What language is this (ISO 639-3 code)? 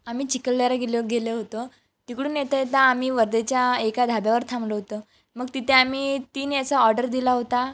mar